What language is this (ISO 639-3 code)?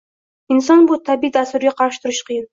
uzb